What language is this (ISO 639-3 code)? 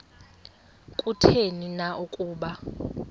xho